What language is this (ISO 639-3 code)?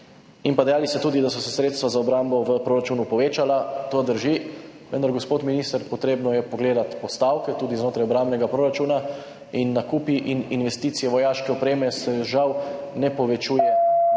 slv